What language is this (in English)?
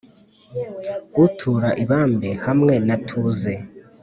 Kinyarwanda